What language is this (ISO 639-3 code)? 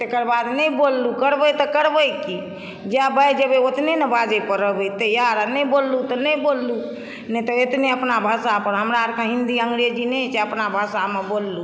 mai